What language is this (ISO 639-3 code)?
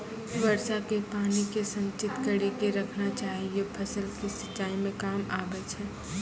mai